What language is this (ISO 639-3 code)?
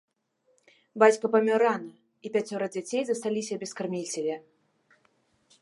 bel